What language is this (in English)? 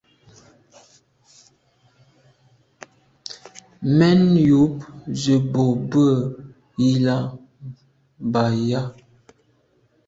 Medumba